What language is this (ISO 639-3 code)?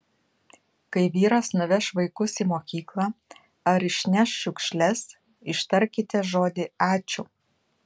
lit